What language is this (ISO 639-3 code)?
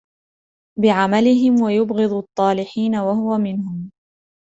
ara